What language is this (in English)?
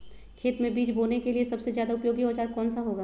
Magahi